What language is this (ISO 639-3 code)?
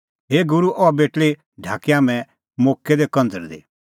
kfx